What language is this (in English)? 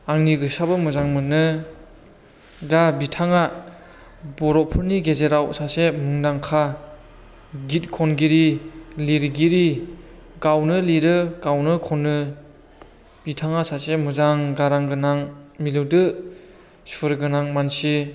Bodo